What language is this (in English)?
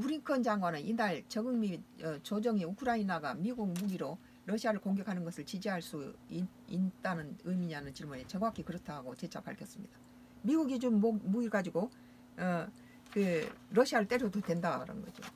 Korean